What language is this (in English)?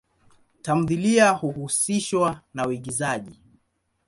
Swahili